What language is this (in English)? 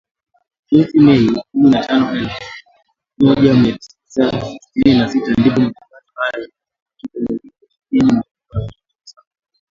Swahili